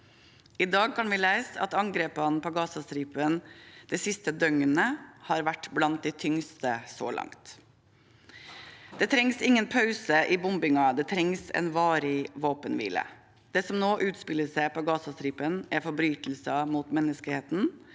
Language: Norwegian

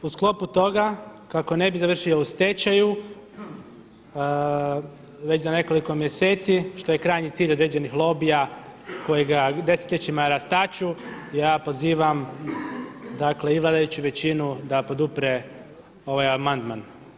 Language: Croatian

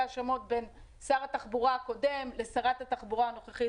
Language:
Hebrew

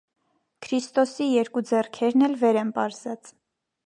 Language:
Armenian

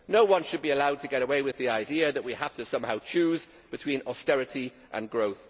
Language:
English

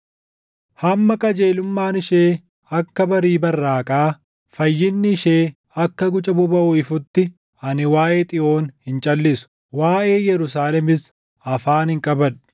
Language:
Oromo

